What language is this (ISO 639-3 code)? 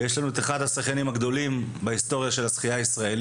heb